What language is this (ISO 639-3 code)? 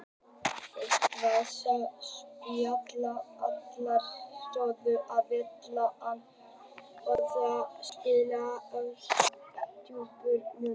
isl